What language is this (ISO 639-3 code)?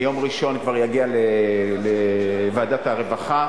heb